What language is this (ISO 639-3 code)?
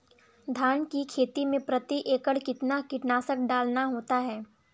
hin